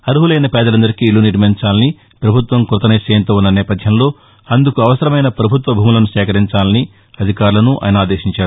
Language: Telugu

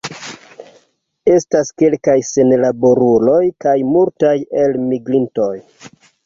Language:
Esperanto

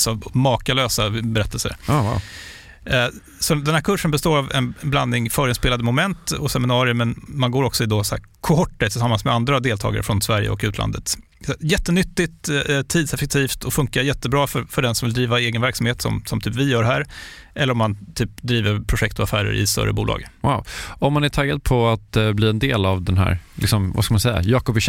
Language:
Swedish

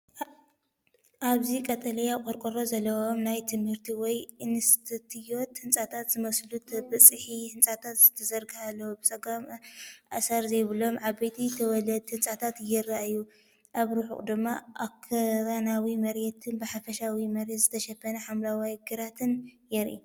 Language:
Tigrinya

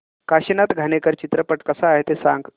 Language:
Marathi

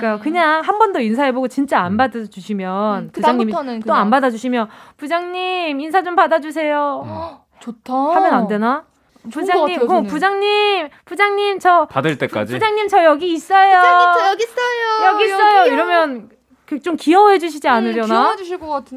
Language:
Korean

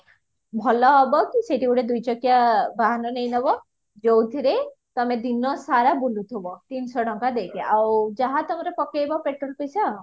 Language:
Odia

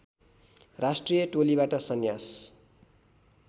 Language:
Nepali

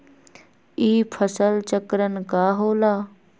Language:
Magahi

